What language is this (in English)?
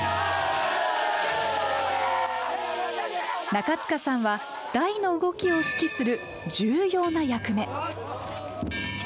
Japanese